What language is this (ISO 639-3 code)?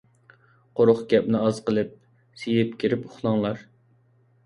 uig